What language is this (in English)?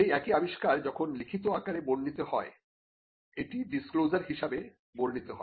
Bangla